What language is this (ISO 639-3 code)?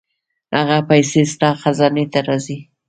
pus